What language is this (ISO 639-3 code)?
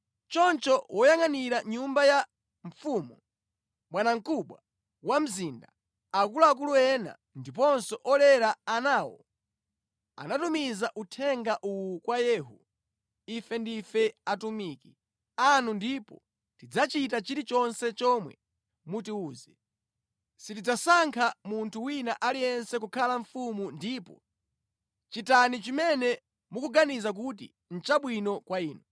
nya